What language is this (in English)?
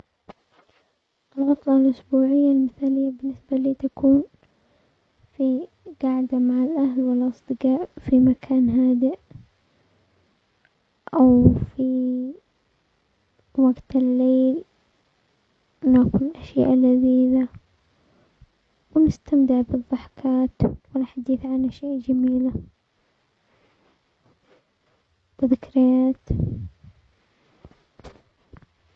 Omani Arabic